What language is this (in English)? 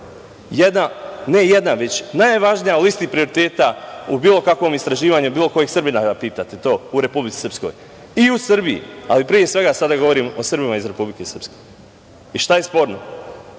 Serbian